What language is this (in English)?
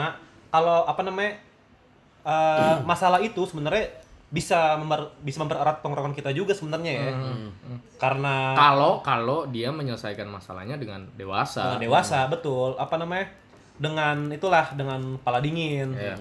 Indonesian